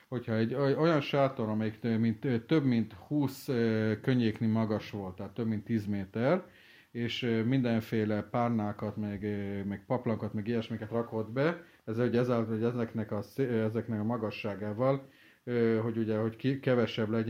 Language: Hungarian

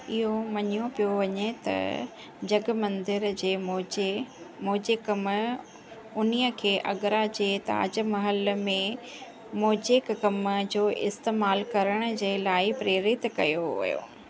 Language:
Sindhi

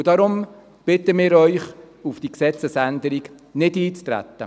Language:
Swiss German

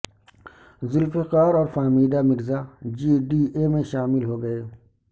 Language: Urdu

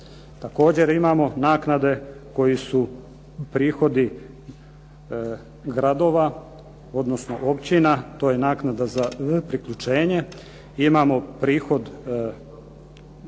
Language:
Croatian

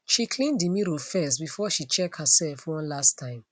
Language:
Nigerian Pidgin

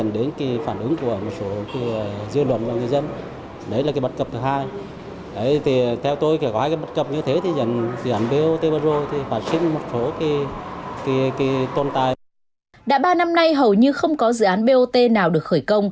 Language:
Vietnamese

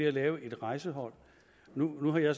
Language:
Danish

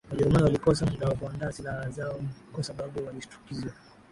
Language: Swahili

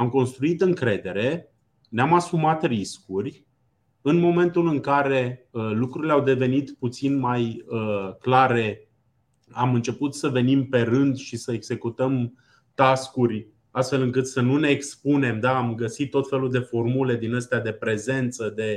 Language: Romanian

